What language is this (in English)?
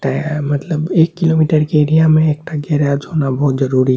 Maithili